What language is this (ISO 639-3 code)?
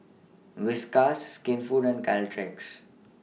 eng